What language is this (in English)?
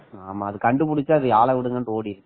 Tamil